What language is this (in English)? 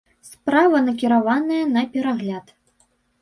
Belarusian